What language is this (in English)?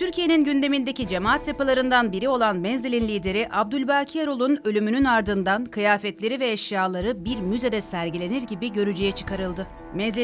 Turkish